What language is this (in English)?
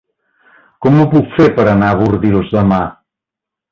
Catalan